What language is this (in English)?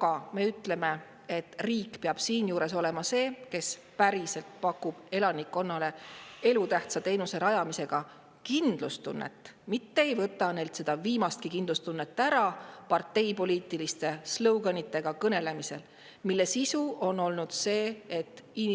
Estonian